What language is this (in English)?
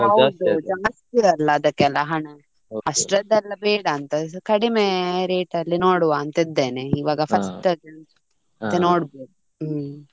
Kannada